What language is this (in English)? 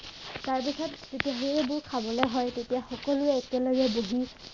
Assamese